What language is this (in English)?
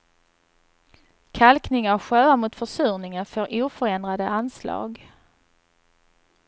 Swedish